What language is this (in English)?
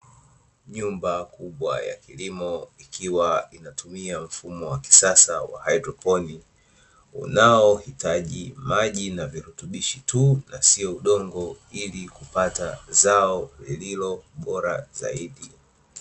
Swahili